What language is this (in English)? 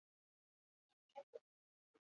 Basque